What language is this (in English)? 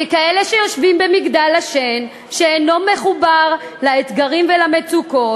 Hebrew